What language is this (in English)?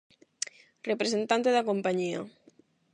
Galician